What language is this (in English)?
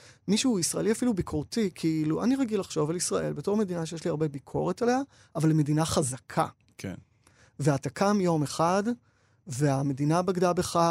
Hebrew